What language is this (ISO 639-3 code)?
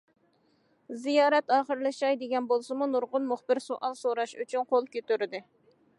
uig